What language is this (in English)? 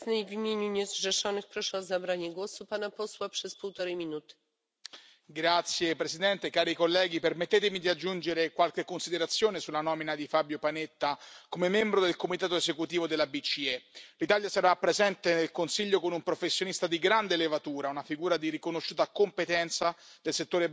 Italian